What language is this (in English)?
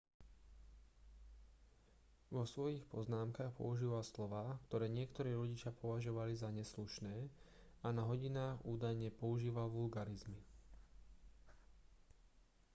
Slovak